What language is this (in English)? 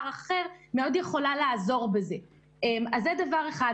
Hebrew